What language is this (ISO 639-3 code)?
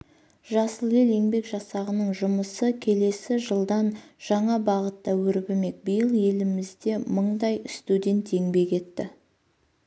kaz